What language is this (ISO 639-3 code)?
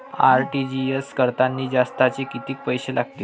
mar